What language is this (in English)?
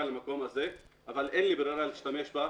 Hebrew